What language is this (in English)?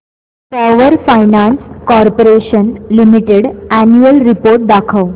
Marathi